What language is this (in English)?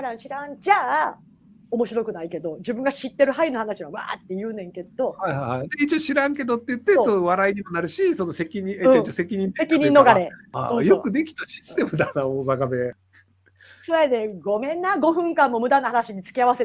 Japanese